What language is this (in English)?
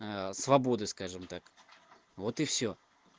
Russian